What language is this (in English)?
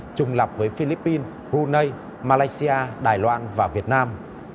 Vietnamese